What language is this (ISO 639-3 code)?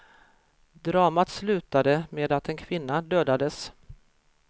swe